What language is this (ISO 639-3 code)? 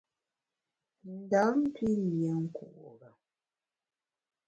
bax